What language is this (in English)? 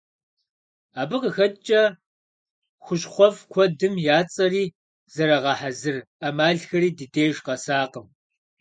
Kabardian